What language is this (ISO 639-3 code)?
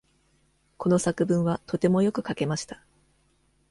jpn